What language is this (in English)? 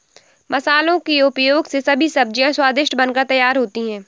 Hindi